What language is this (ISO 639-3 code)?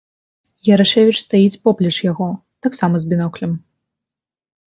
bel